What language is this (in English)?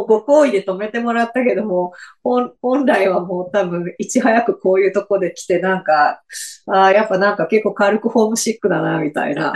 Japanese